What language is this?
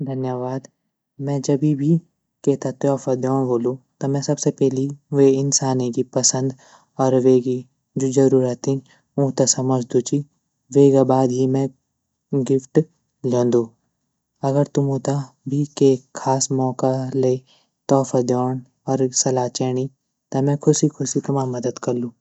Garhwali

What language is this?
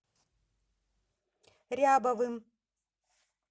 Russian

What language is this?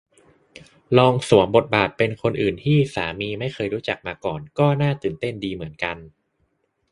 Thai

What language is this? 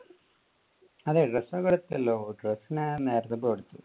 Malayalam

